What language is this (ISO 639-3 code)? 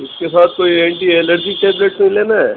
urd